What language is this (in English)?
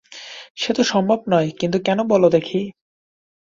Bangla